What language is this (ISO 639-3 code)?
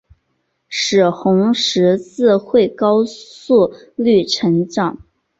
zho